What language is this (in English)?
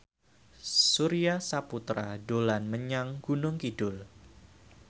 Javanese